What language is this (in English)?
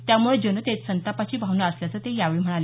Marathi